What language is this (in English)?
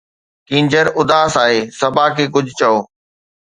Sindhi